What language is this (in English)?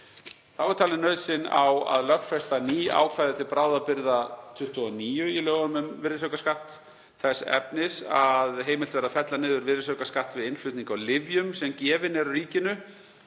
Icelandic